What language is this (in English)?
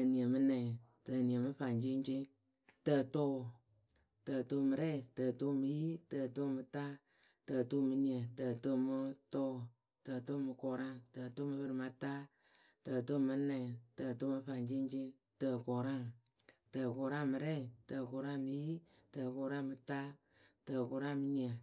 Akebu